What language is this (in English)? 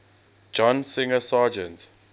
English